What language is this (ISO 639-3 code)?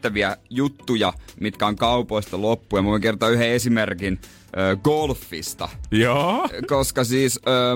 fin